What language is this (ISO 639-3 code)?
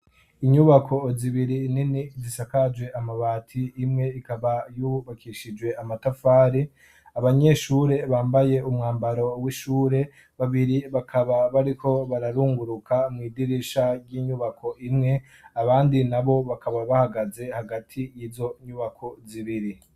run